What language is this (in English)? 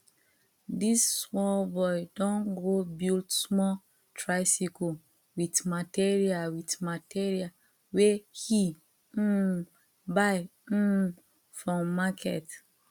Nigerian Pidgin